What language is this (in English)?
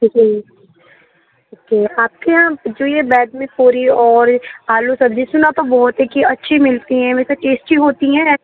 Urdu